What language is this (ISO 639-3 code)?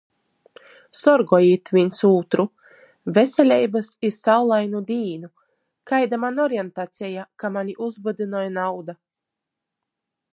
ltg